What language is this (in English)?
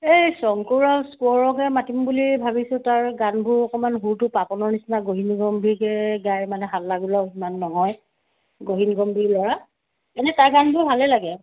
Assamese